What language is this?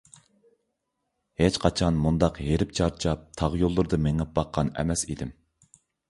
Uyghur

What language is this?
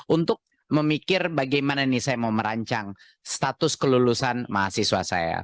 Indonesian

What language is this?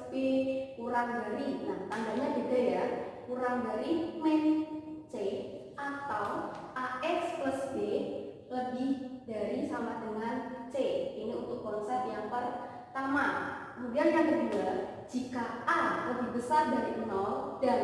Indonesian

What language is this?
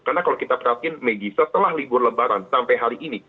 Indonesian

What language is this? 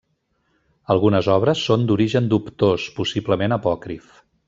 Catalan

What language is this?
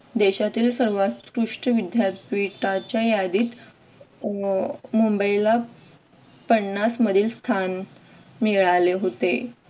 Marathi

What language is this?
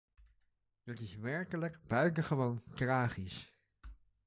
Dutch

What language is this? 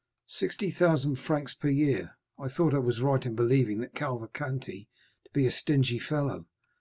English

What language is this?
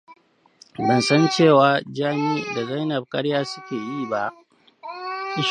Hausa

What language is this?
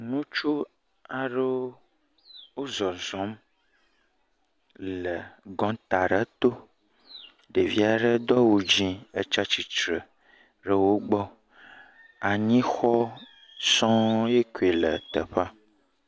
Ewe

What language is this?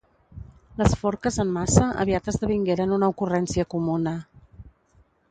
Catalan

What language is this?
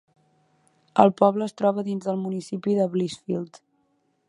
Catalan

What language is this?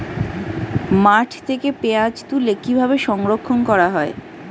Bangla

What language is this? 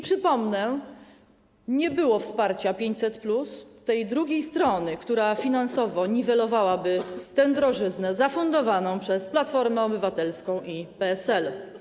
Polish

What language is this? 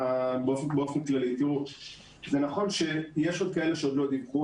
Hebrew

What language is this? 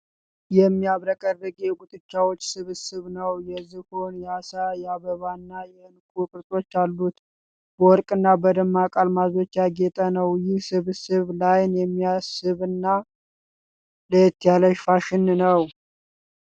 Amharic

